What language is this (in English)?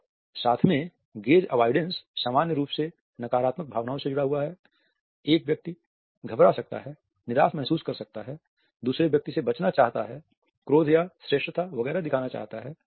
Hindi